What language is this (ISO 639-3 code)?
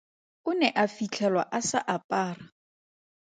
tsn